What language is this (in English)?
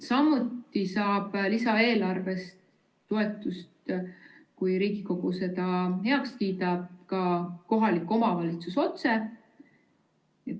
Estonian